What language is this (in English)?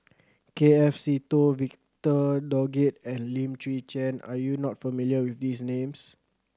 English